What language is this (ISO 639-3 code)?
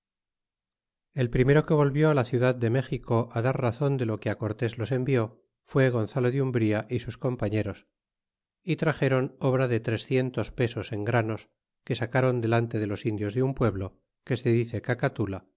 spa